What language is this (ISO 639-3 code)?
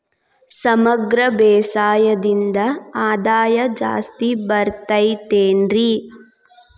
kan